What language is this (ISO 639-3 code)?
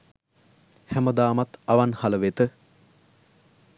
sin